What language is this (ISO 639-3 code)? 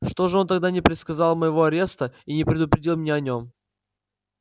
rus